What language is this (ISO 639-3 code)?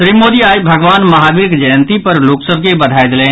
mai